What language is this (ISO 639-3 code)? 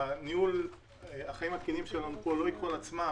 heb